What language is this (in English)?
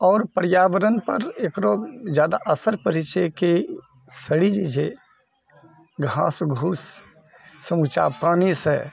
Maithili